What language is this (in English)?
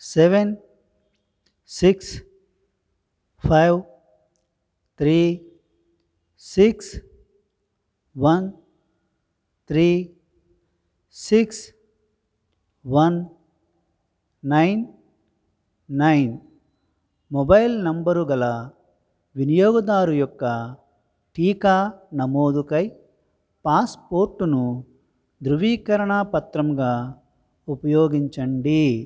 Telugu